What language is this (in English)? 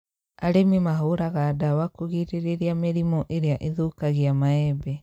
Kikuyu